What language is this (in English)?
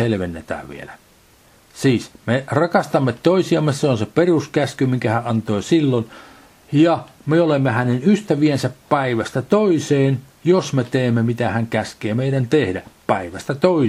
Finnish